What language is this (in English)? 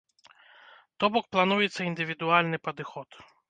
Belarusian